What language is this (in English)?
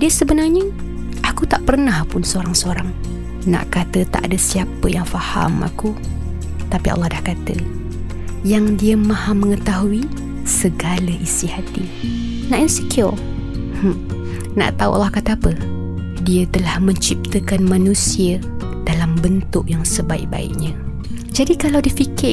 Malay